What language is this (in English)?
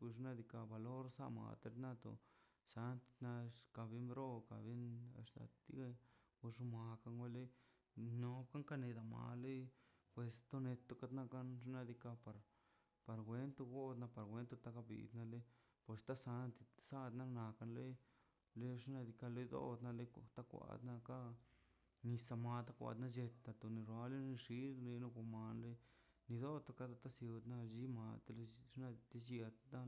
Mazaltepec Zapotec